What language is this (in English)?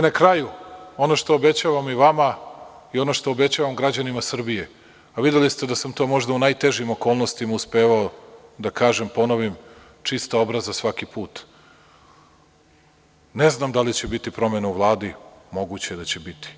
Serbian